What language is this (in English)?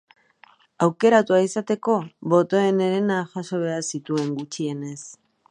Basque